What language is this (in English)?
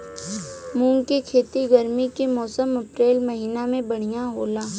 Bhojpuri